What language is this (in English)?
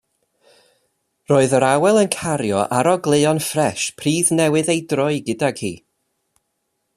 Welsh